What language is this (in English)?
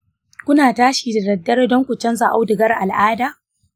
Hausa